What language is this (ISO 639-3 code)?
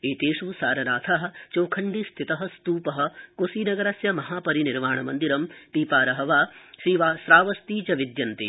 san